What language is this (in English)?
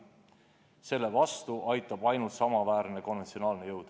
Estonian